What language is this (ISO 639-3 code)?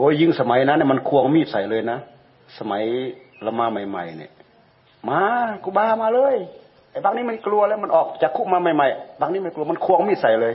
tha